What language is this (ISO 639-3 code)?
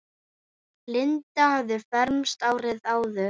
isl